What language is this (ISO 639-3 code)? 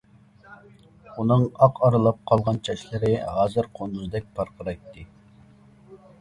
uig